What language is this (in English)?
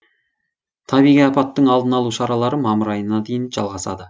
Kazakh